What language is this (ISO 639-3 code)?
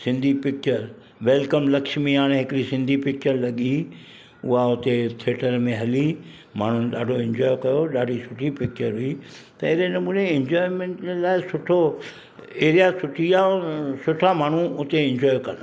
snd